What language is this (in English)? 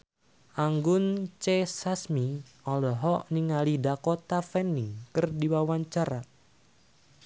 Sundanese